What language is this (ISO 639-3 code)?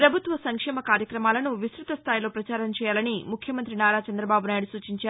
tel